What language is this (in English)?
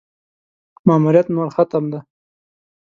Pashto